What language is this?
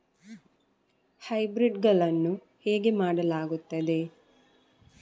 Kannada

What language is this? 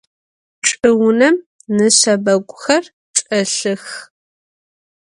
Adyghe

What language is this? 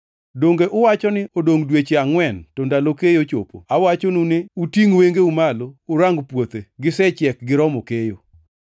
Luo (Kenya and Tanzania)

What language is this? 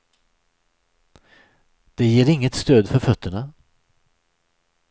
Swedish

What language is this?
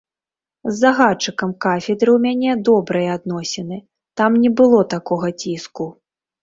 Belarusian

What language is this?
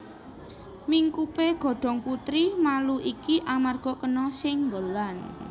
Javanese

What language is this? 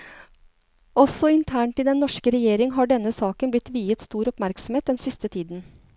Norwegian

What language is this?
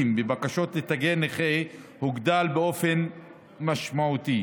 Hebrew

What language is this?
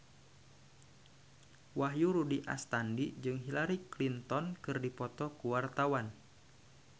Sundanese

